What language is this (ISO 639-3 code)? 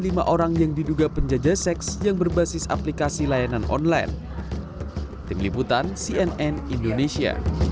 ind